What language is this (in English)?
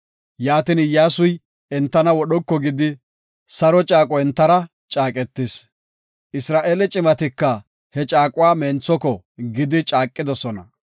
Gofa